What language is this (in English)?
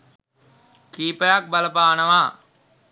Sinhala